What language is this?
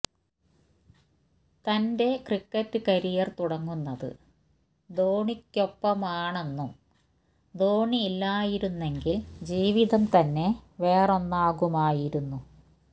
Malayalam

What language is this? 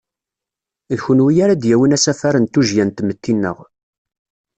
Kabyle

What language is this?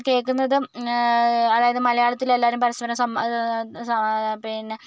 Malayalam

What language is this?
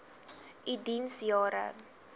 Afrikaans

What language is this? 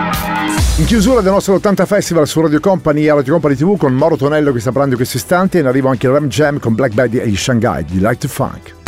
Italian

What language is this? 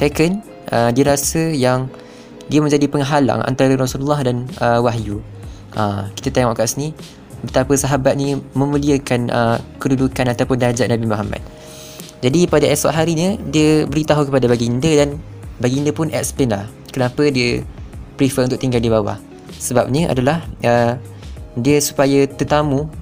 Malay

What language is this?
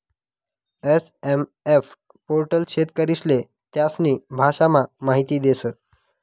Marathi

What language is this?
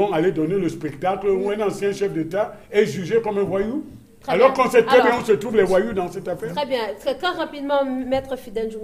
French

